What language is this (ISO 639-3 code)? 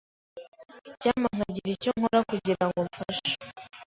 kin